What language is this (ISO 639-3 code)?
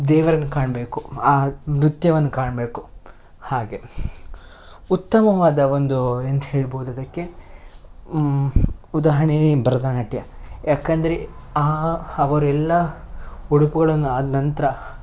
kan